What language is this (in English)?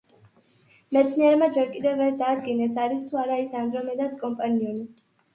Georgian